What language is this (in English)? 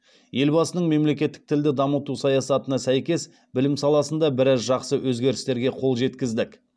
Kazakh